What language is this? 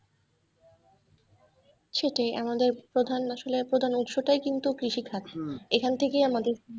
Bangla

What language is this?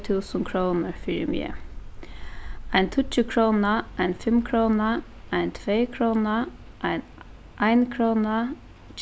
Faroese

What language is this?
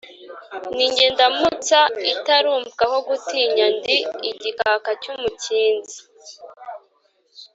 Kinyarwanda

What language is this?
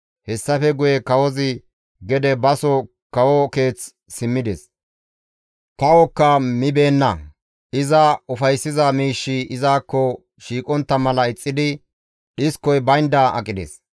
Gamo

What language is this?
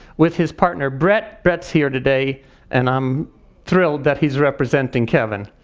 English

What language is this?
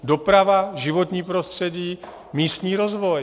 Czech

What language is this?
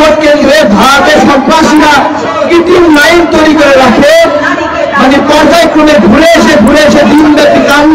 Turkish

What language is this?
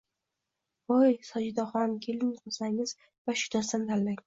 Uzbek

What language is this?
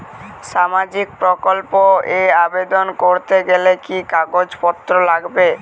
Bangla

